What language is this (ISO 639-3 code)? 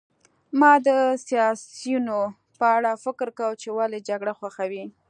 pus